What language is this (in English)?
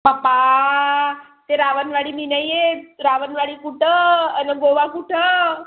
Marathi